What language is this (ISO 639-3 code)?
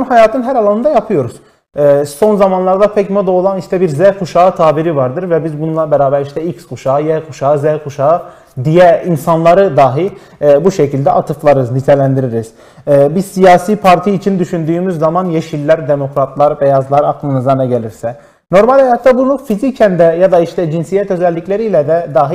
tur